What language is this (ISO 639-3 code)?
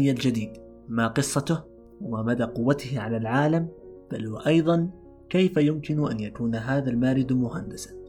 ara